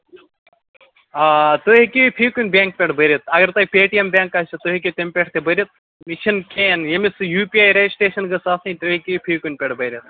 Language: Kashmiri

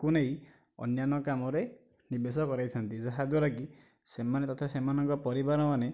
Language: Odia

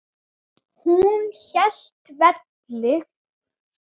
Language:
Icelandic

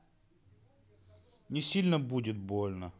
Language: Russian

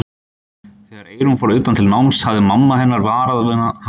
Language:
Icelandic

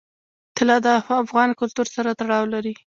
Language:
Pashto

